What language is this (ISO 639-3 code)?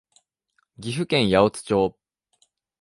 jpn